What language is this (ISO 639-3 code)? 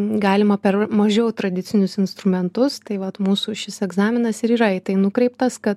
lit